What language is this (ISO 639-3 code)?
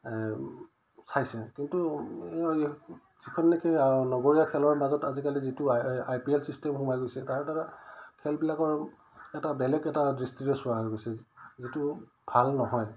asm